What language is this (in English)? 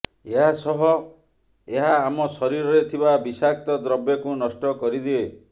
Odia